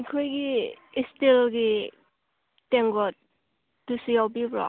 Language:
Manipuri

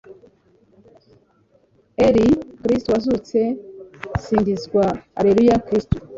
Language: Kinyarwanda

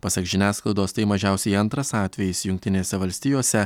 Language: Lithuanian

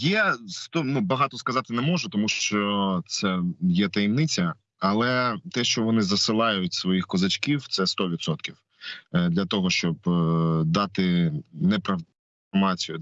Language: Ukrainian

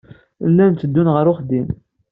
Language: Kabyle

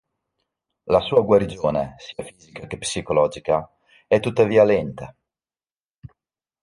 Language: Italian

